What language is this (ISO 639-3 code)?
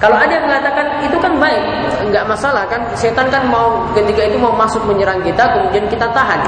ind